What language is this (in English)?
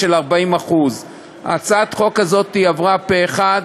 Hebrew